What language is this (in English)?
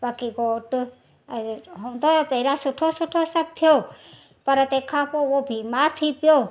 Sindhi